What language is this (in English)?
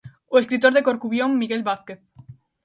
Galician